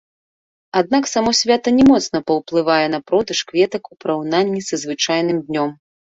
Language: Belarusian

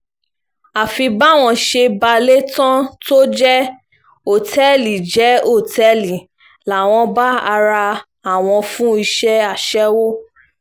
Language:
Yoruba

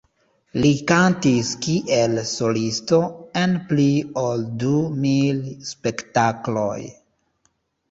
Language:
Esperanto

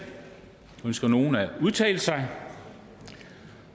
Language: Danish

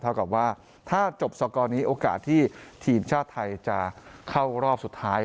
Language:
Thai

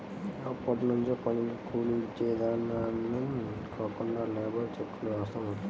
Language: Telugu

